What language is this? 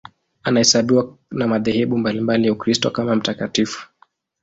Swahili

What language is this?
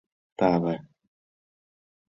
Mari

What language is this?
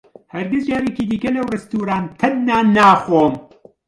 Central Kurdish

